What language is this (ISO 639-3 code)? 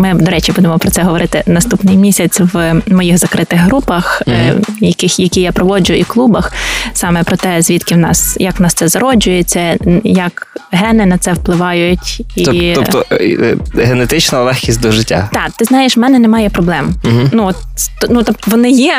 ukr